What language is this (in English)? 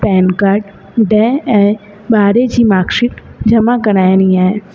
Sindhi